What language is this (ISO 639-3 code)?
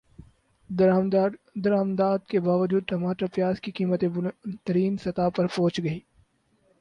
urd